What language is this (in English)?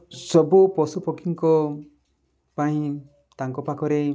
Odia